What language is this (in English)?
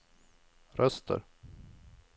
Swedish